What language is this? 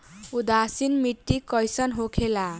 Bhojpuri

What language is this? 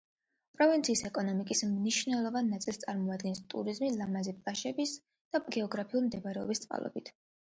Georgian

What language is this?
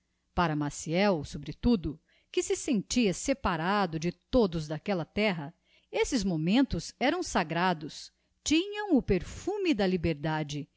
Portuguese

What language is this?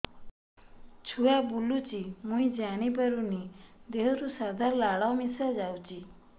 Odia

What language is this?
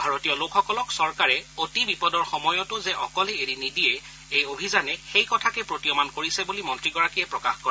Assamese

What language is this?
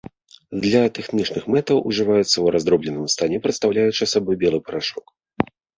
Belarusian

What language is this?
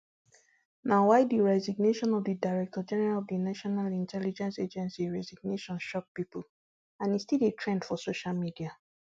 Nigerian Pidgin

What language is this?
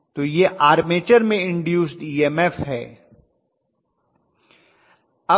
Hindi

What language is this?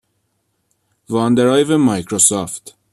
Persian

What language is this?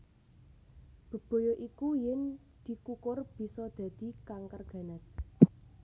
Javanese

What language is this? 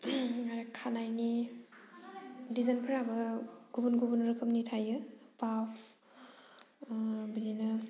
Bodo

